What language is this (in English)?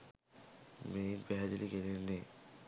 Sinhala